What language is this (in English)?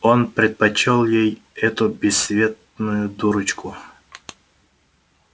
Russian